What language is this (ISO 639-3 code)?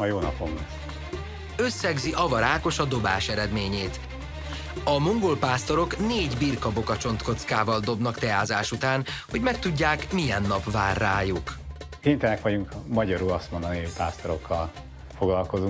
hun